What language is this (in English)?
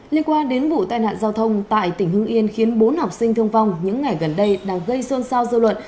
Vietnamese